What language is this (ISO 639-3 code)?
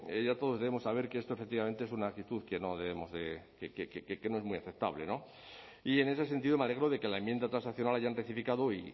spa